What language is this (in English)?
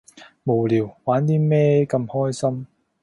Cantonese